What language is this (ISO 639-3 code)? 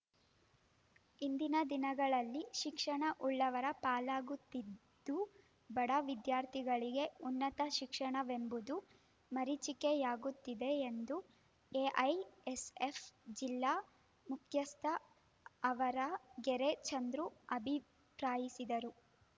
kan